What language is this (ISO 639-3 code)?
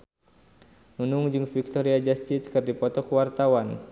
sun